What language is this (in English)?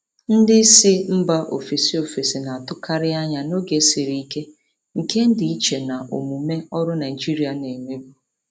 Igbo